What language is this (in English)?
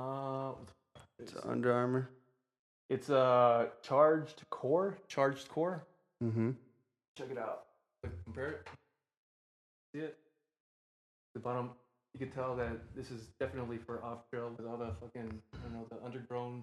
English